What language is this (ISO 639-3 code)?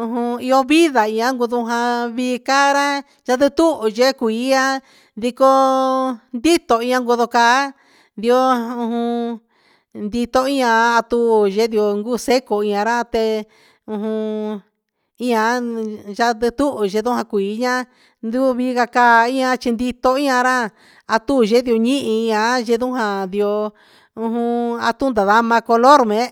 mxs